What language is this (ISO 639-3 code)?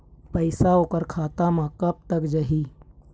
hne